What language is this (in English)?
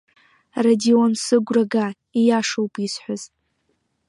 Abkhazian